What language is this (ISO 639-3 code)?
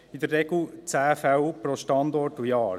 gsw